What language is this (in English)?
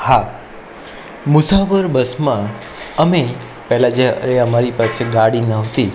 Gujarati